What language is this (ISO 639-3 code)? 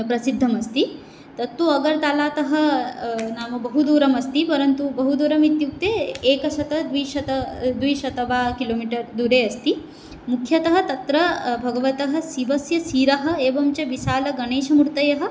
san